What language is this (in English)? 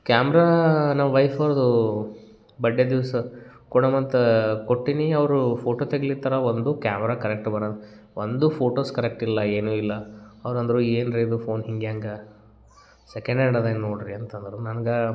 Kannada